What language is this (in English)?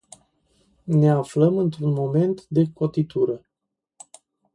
Romanian